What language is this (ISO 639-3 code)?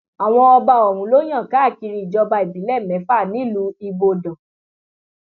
yor